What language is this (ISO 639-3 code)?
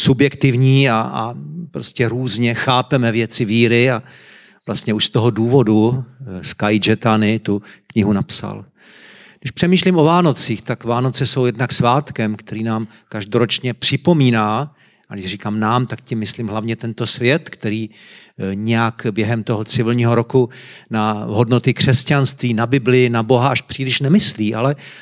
ces